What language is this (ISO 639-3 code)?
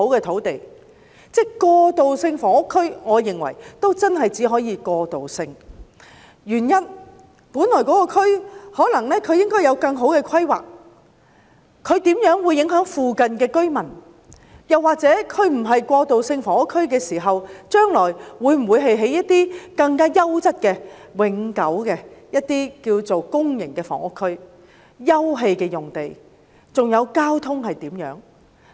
yue